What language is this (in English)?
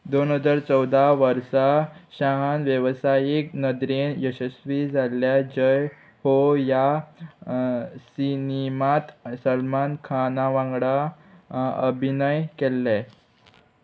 Konkani